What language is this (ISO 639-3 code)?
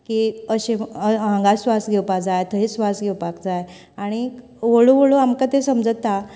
kok